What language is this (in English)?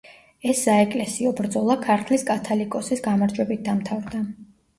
Georgian